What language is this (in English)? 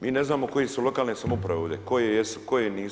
Croatian